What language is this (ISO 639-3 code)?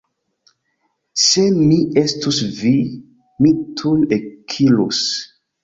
epo